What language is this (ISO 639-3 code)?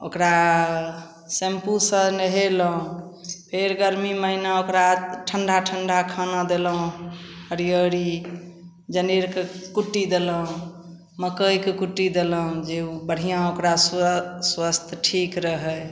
mai